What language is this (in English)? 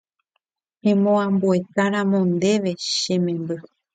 Guarani